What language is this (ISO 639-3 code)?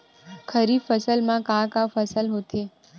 hne